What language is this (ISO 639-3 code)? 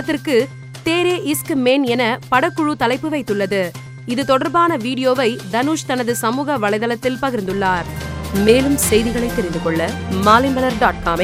tam